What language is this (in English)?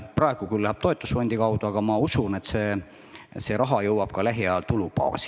Estonian